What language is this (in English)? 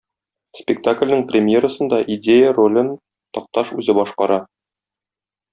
Tatar